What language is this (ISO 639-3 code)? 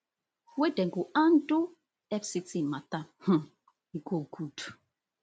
pcm